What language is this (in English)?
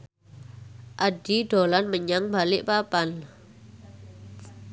Javanese